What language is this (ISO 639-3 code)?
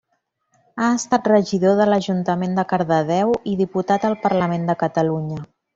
cat